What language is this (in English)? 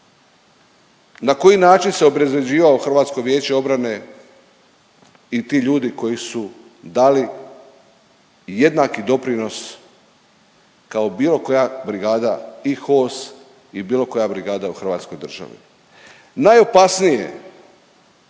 Croatian